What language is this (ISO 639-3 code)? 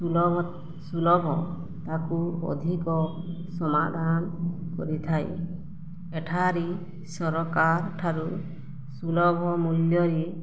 ori